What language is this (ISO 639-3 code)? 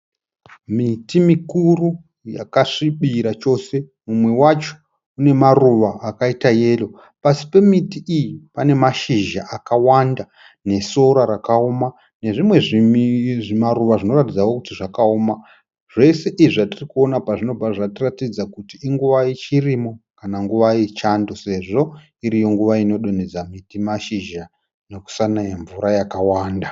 sna